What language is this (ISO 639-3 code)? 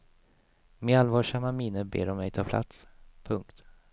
swe